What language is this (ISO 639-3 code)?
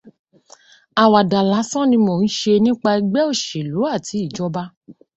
yor